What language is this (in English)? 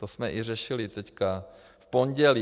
Czech